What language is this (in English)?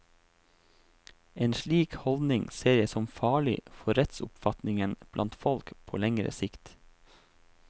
Norwegian